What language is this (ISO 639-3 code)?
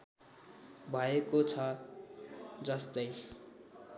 nep